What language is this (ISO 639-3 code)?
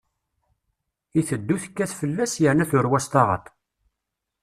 kab